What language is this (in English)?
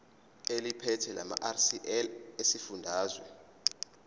Zulu